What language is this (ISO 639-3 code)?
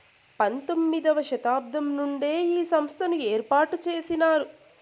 tel